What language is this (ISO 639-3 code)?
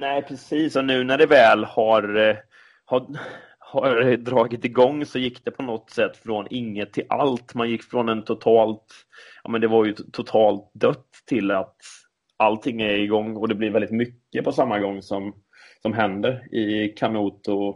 swe